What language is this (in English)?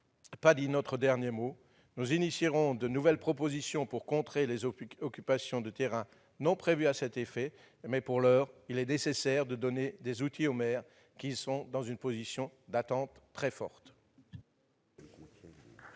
French